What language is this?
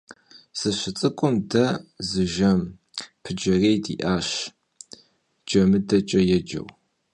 Kabardian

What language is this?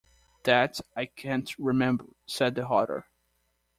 English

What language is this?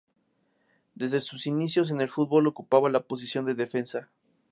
Spanish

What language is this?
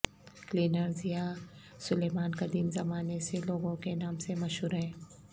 Urdu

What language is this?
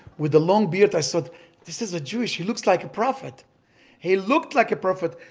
English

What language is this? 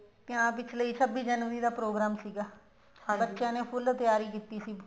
Punjabi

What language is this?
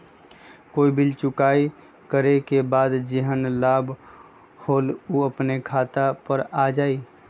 Magahi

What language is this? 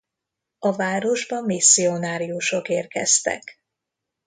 Hungarian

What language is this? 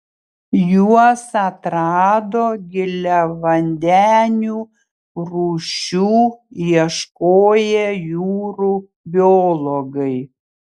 Lithuanian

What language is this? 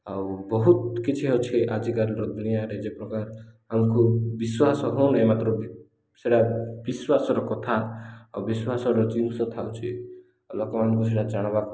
Odia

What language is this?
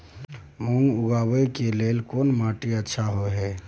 Maithili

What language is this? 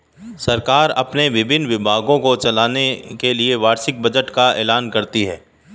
Hindi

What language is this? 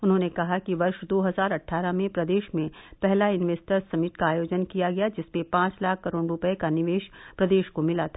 Hindi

